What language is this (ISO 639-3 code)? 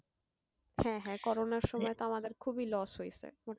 ben